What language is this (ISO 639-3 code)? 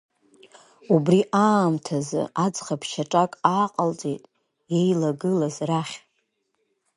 abk